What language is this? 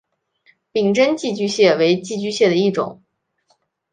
Chinese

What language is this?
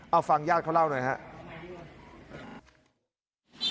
Thai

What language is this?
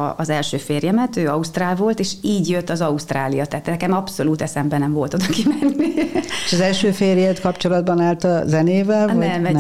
Hungarian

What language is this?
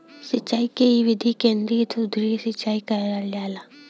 Bhojpuri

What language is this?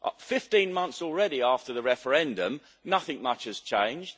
English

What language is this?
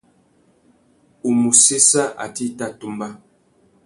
Tuki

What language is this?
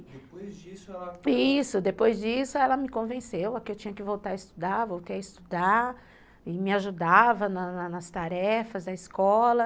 Portuguese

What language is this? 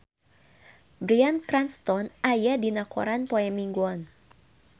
Sundanese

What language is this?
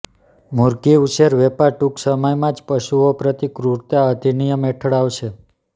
Gujarati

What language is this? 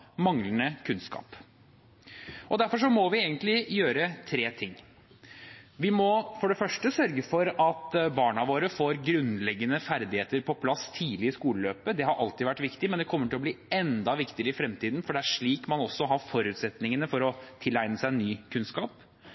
Norwegian Bokmål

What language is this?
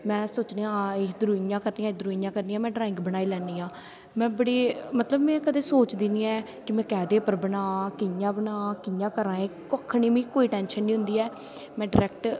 Dogri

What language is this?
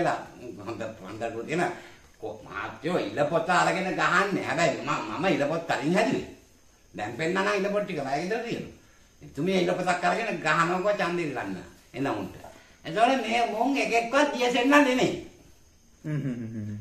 Indonesian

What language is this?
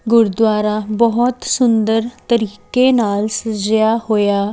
Punjabi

